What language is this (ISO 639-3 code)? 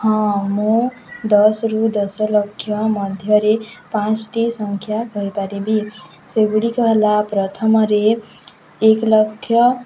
ori